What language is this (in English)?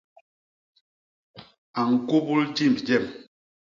Basaa